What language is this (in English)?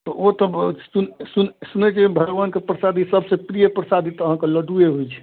Maithili